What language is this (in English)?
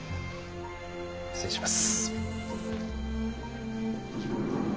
Japanese